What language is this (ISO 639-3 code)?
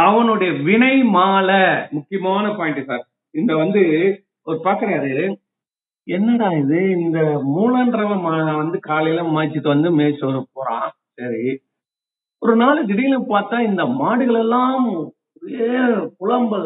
tam